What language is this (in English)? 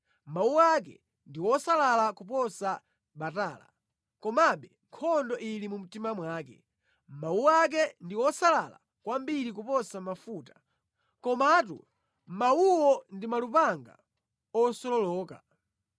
Nyanja